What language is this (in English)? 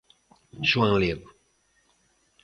Galician